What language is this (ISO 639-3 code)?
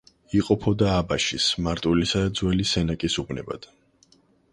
kat